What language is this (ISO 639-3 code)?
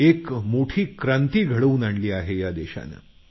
mar